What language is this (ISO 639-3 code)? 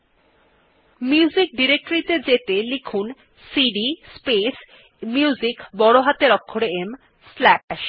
ben